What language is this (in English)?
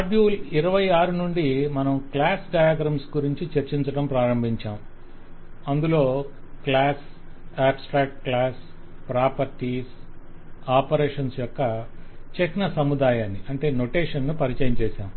Telugu